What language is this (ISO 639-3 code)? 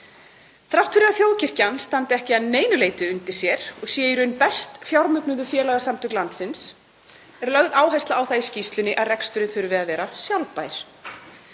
isl